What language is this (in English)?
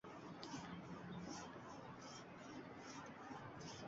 Uzbek